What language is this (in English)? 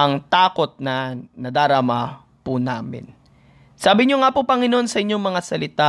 Filipino